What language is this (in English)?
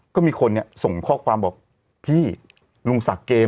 Thai